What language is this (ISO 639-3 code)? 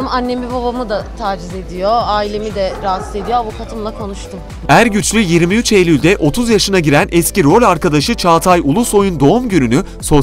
tur